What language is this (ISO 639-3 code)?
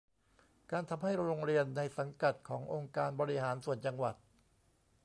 tha